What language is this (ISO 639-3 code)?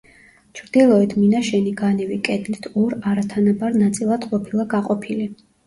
kat